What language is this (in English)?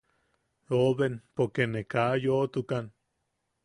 Yaqui